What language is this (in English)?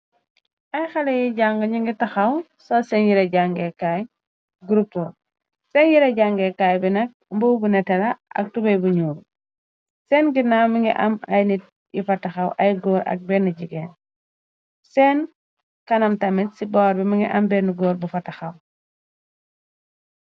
Wolof